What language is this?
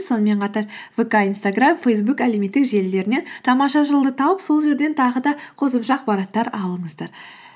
Kazakh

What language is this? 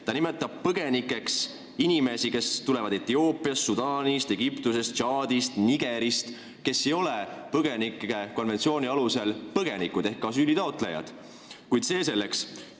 Estonian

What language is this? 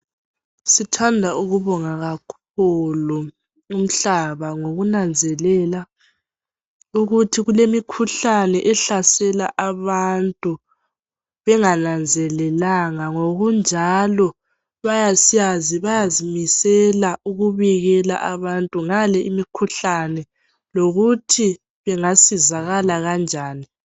North Ndebele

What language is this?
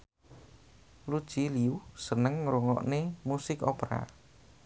Javanese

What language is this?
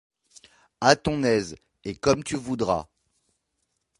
French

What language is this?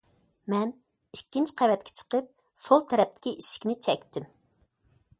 Uyghur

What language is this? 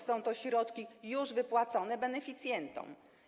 Polish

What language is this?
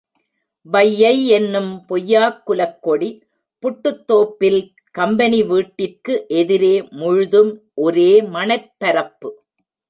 Tamil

